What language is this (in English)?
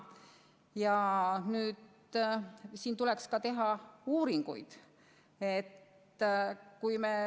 Estonian